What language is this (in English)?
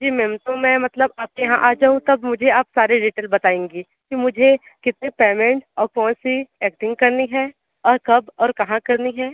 Hindi